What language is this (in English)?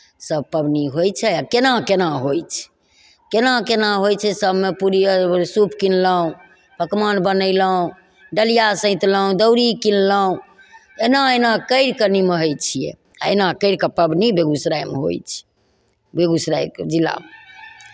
Maithili